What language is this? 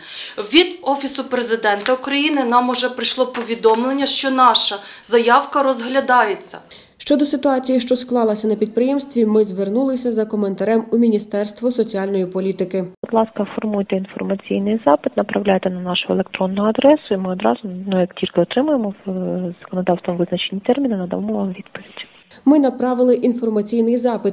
Ukrainian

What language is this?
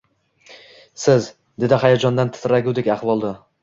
Uzbek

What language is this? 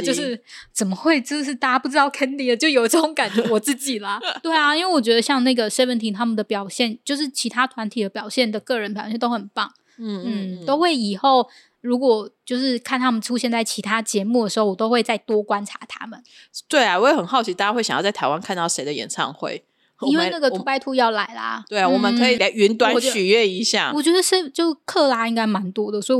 Chinese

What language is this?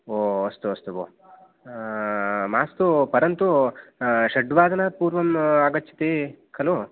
Sanskrit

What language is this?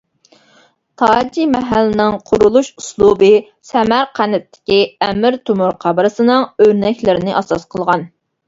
Uyghur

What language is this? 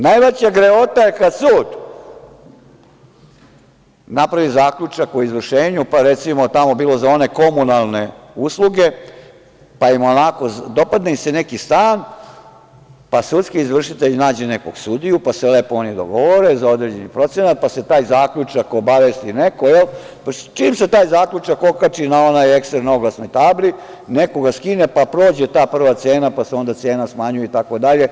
Serbian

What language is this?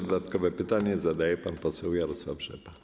Polish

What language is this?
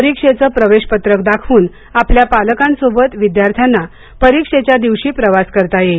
Marathi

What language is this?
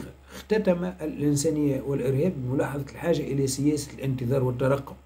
Arabic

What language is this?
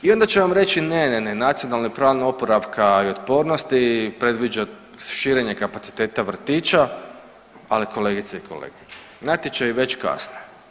Croatian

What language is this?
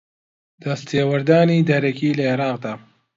Central Kurdish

